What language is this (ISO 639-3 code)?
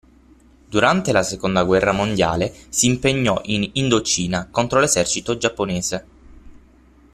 ita